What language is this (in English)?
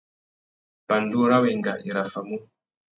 Tuki